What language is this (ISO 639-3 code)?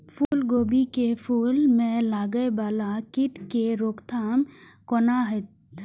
mai